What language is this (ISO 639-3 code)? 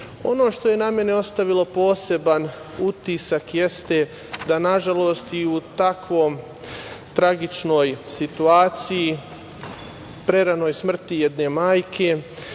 srp